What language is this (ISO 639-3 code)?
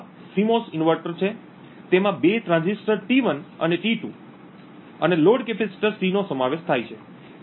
guj